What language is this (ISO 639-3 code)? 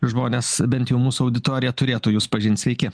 lit